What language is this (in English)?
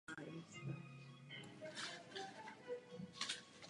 Czech